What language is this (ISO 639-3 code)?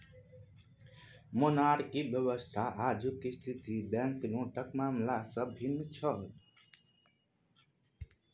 mai